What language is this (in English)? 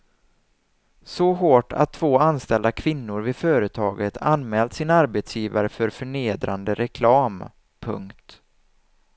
Swedish